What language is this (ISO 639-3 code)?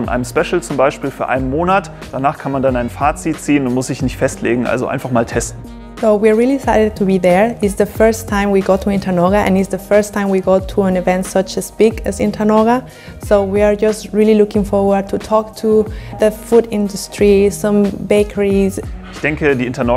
deu